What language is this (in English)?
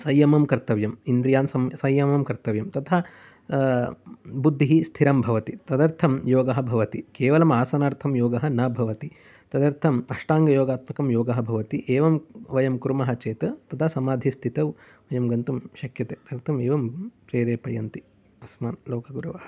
Sanskrit